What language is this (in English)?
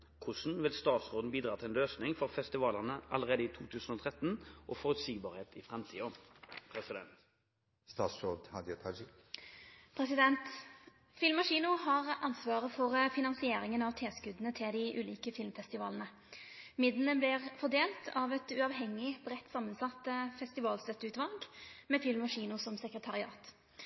Norwegian